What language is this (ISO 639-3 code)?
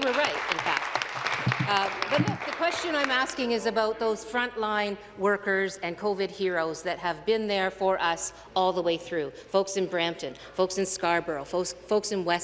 eng